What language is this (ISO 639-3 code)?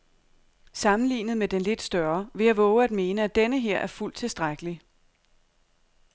dan